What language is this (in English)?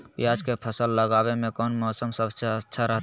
Magahi